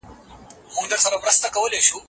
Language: Pashto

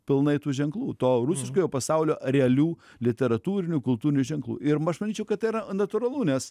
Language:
Lithuanian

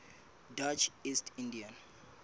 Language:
Southern Sotho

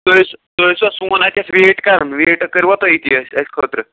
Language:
Kashmiri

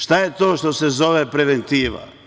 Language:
Serbian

